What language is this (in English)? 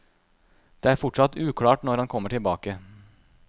Norwegian